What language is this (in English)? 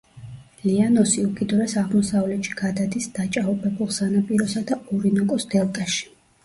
Georgian